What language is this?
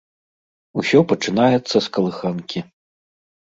Belarusian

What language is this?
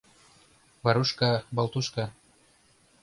Mari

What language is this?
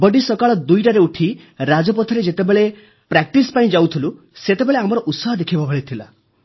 Odia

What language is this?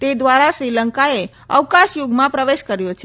Gujarati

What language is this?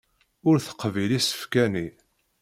Kabyle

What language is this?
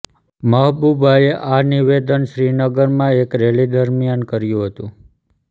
Gujarati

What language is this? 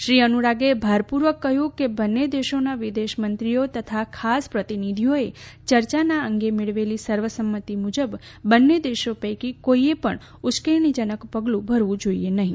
Gujarati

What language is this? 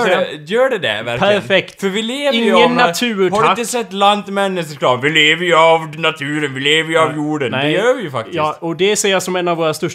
Swedish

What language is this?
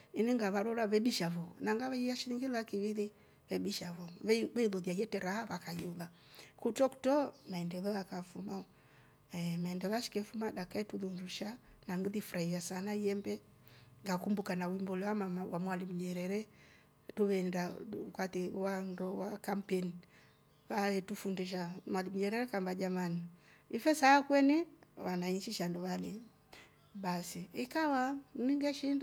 Rombo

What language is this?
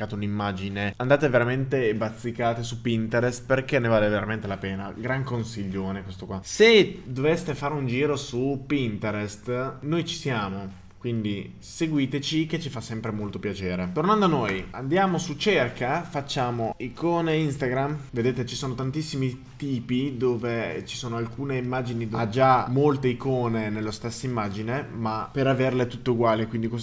Italian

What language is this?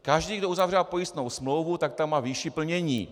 Czech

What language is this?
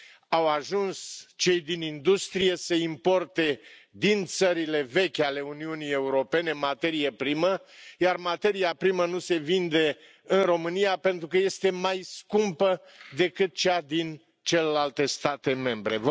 Romanian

